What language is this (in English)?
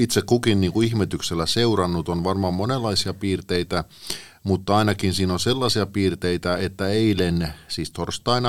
Finnish